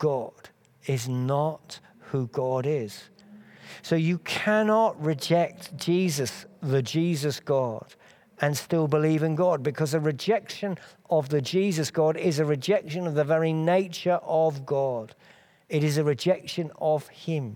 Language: English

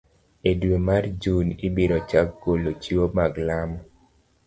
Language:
Luo (Kenya and Tanzania)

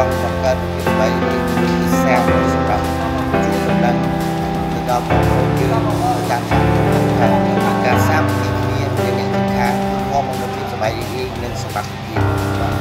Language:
Thai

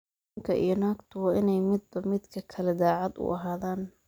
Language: Somali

